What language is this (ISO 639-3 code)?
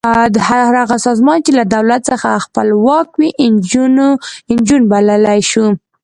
pus